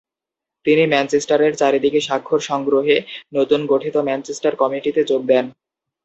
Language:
Bangla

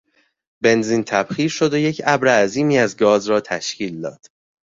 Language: Persian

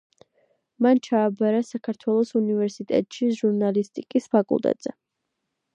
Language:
Georgian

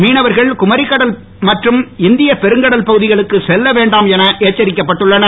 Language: Tamil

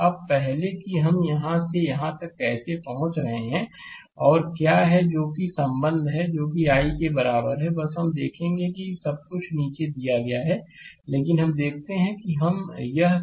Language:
Hindi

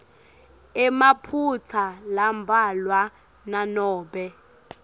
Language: Swati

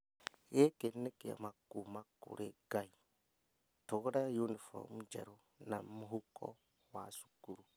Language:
Kikuyu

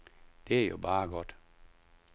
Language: Danish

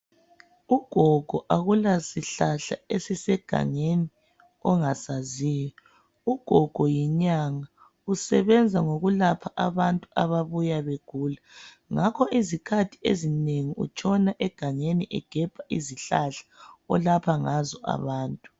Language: North Ndebele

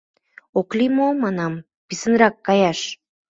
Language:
Mari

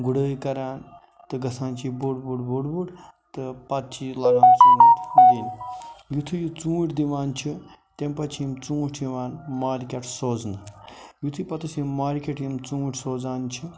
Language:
Kashmiri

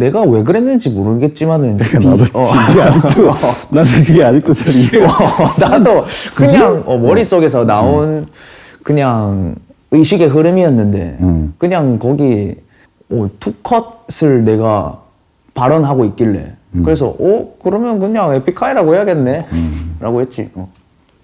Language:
Korean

